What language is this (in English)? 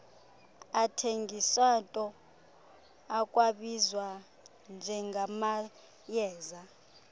Xhosa